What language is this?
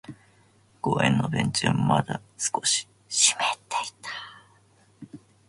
Japanese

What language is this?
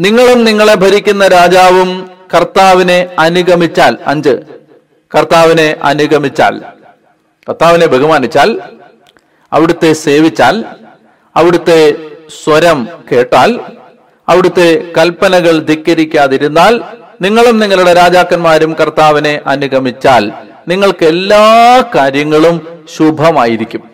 Malayalam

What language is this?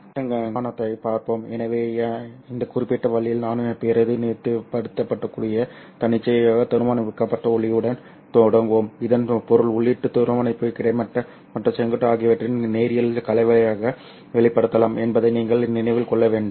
Tamil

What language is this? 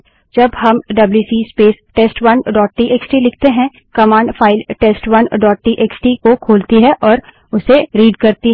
Hindi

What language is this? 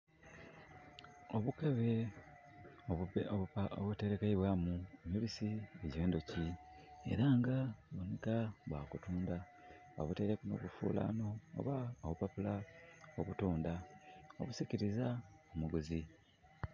Soga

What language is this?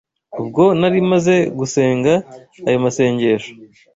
Kinyarwanda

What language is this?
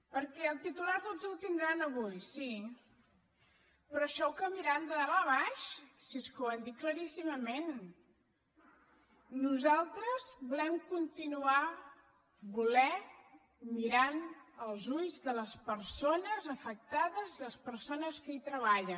Catalan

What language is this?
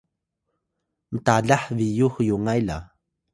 Atayal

